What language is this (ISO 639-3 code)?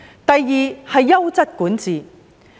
yue